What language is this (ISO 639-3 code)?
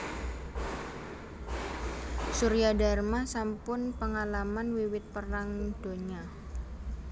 jav